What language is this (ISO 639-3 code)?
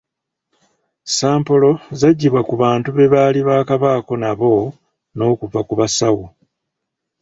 lug